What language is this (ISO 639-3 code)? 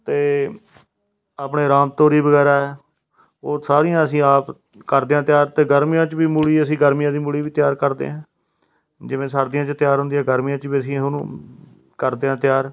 pan